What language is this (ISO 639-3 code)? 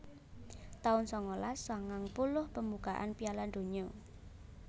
jav